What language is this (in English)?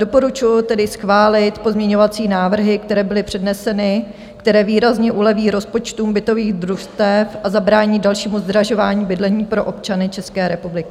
Czech